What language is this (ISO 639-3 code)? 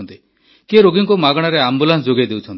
ori